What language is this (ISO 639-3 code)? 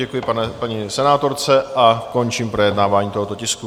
ces